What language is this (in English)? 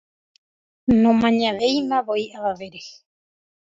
Guarani